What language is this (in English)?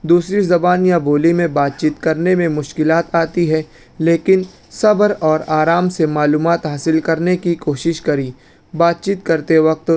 Urdu